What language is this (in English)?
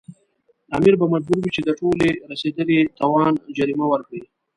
Pashto